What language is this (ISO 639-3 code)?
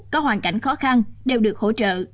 vie